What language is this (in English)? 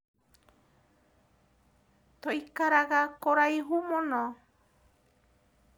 Kikuyu